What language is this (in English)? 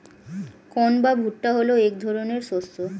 Bangla